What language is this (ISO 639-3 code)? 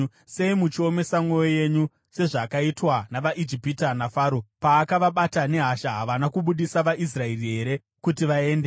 sna